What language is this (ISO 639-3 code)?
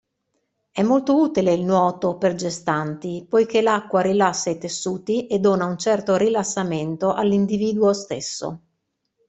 ita